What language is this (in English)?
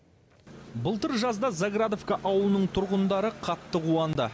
Kazakh